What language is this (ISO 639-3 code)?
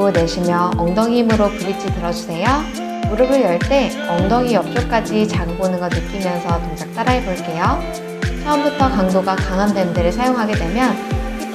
kor